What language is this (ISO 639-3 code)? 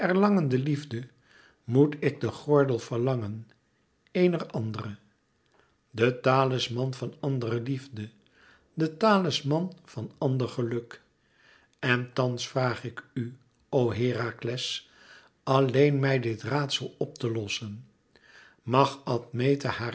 nld